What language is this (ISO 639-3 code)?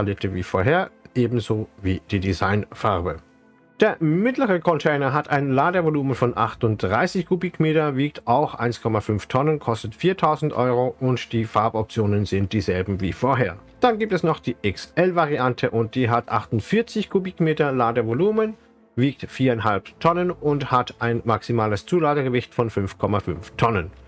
deu